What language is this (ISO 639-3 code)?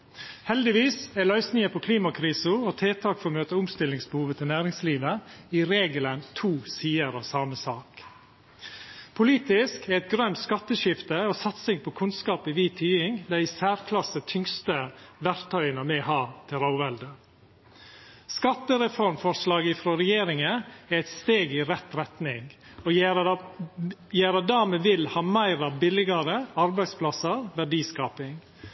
nno